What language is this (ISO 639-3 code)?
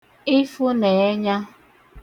ibo